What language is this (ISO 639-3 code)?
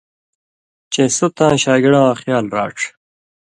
mvy